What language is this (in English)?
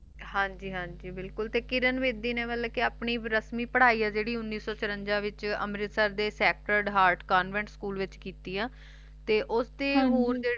Punjabi